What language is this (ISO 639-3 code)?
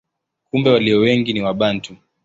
swa